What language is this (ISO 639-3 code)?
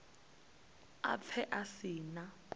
ven